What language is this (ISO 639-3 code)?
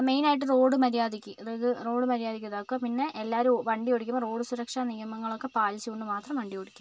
mal